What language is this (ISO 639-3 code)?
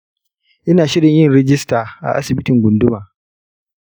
hau